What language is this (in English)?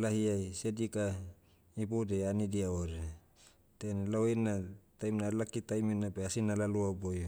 Motu